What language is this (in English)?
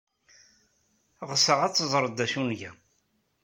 Kabyle